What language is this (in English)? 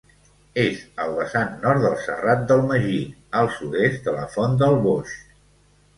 Catalan